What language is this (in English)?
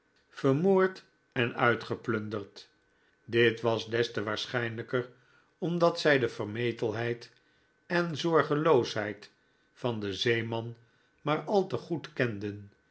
Dutch